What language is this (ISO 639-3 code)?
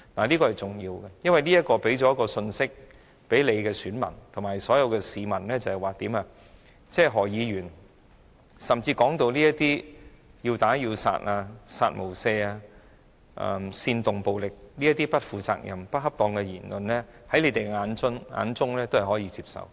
yue